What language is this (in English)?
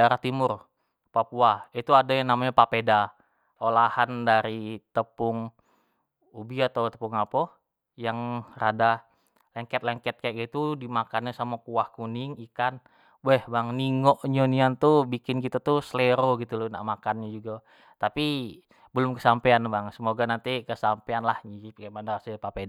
Jambi Malay